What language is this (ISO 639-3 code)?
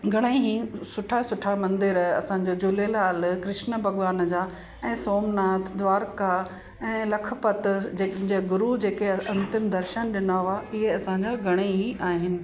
snd